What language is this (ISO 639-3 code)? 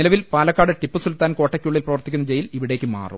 mal